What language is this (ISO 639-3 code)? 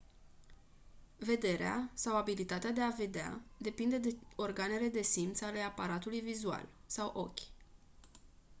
ron